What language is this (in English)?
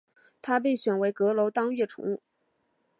Chinese